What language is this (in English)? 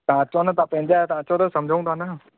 Sindhi